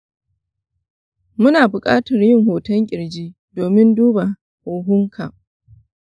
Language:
Hausa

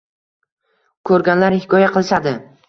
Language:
Uzbek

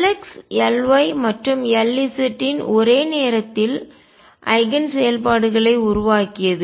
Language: Tamil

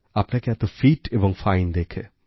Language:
Bangla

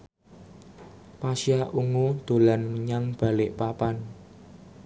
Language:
Javanese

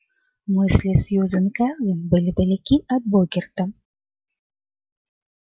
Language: Russian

